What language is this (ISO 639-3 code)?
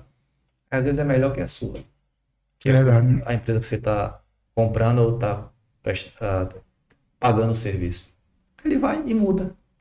por